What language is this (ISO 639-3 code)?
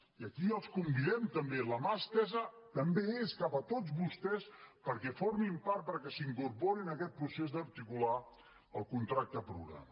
cat